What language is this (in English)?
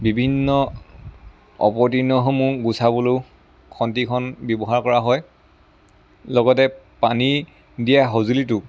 Assamese